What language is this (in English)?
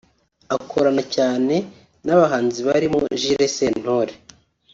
Kinyarwanda